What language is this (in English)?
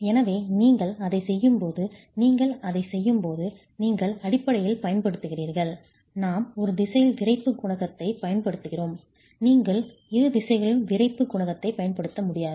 Tamil